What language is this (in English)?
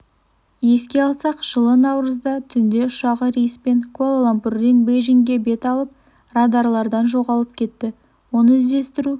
Kazakh